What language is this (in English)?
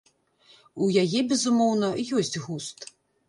Belarusian